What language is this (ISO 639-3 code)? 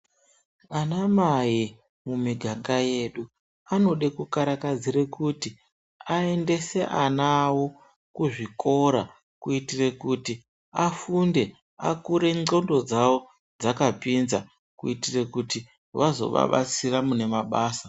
ndc